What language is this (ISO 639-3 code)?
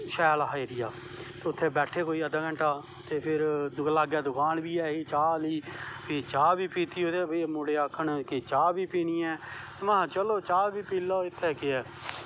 doi